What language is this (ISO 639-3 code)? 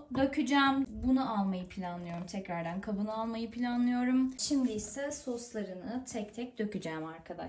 tur